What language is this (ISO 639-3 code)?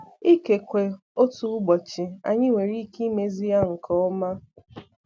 ibo